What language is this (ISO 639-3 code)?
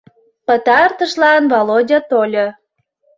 chm